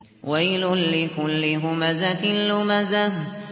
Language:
Arabic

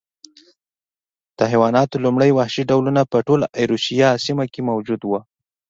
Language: Pashto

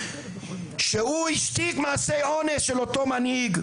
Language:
Hebrew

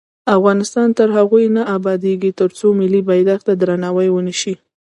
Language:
Pashto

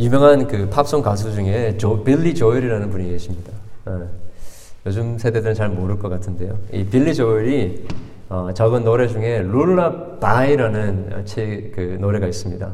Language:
Korean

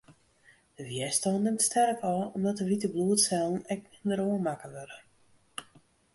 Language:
Western Frisian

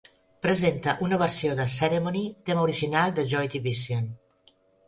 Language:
Catalan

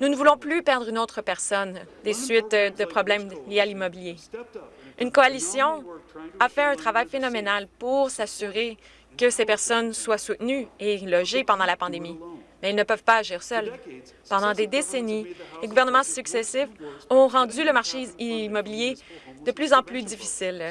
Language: French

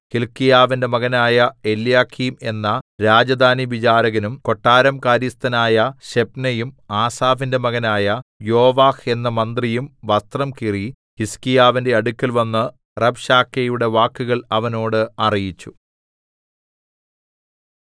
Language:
Malayalam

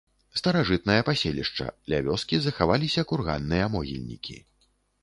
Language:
Belarusian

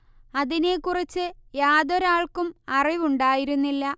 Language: Malayalam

